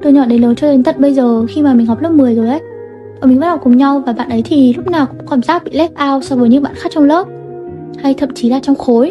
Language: Vietnamese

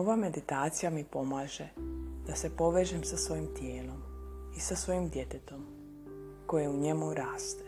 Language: Croatian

